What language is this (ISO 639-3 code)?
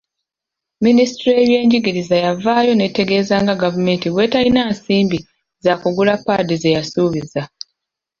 lug